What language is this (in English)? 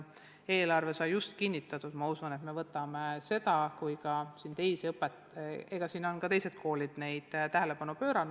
Estonian